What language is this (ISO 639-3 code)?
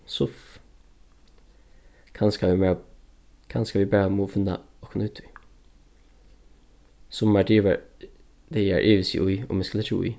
fao